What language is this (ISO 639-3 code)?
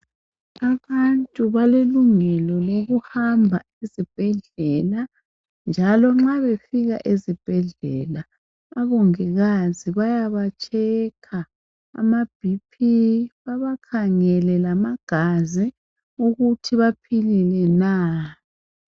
nde